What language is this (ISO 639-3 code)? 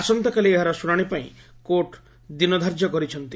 ori